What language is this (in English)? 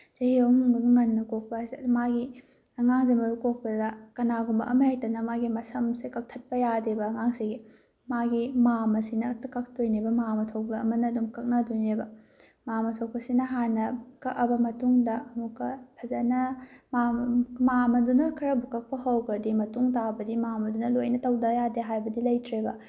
Manipuri